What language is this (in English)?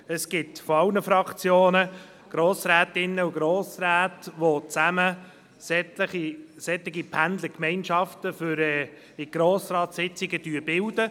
Swiss German